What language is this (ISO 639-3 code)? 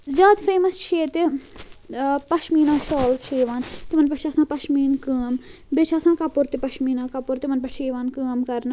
kas